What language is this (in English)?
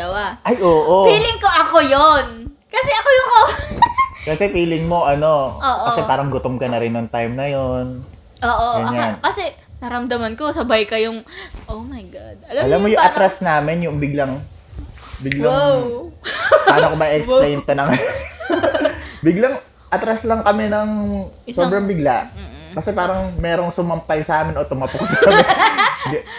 Filipino